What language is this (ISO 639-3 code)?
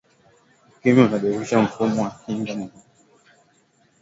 swa